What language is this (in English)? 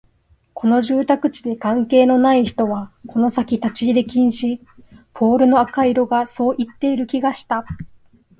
Japanese